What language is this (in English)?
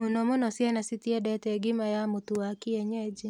Kikuyu